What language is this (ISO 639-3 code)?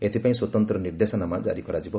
ori